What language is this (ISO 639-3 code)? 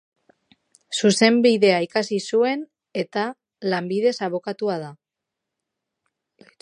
eus